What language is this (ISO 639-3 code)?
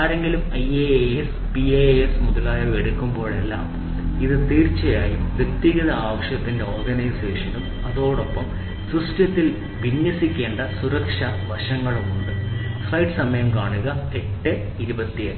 mal